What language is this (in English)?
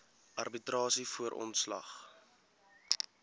Afrikaans